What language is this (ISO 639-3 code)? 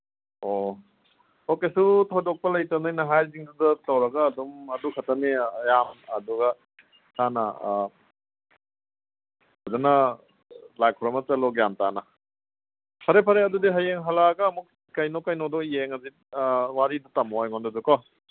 mni